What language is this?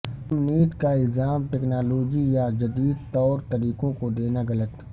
Urdu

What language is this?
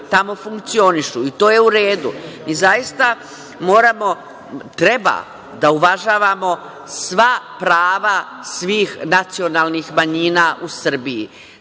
Serbian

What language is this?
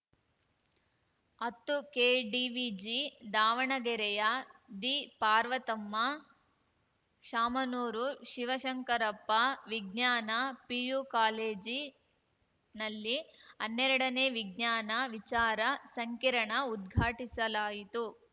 Kannada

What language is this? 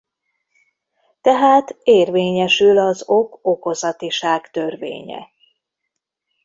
Hungarian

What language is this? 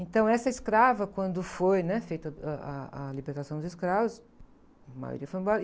Portuguese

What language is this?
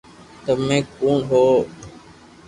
Loarki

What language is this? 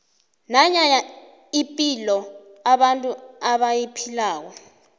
South Ndebele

